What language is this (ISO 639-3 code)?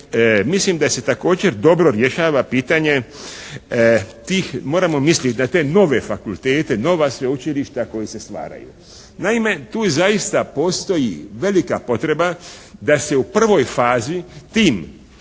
hrv